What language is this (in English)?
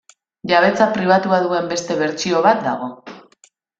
Basque